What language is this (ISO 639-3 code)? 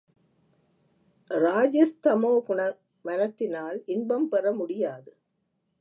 tam